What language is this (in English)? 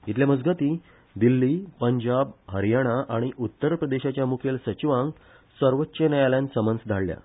Konkani